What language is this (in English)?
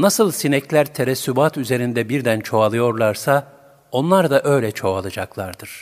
Turkish